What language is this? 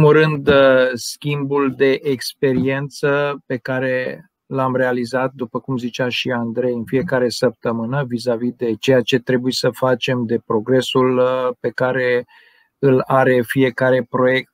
Romanian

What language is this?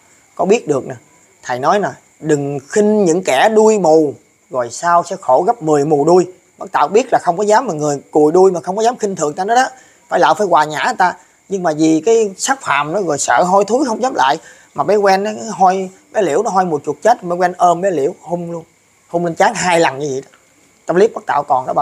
Vietnamese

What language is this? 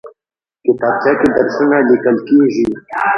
Pashto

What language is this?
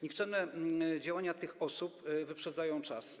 Polish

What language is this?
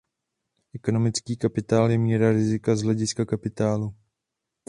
Czech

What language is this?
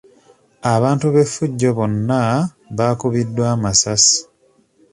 Ganda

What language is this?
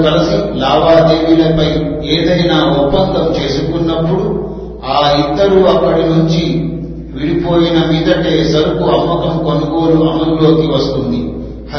Telugu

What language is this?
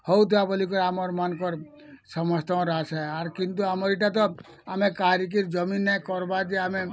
Odia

